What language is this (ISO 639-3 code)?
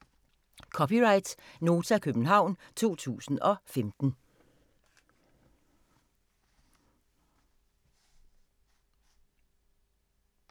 dan